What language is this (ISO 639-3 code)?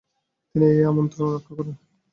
ben